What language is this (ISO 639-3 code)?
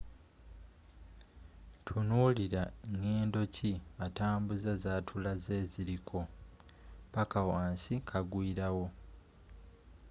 lug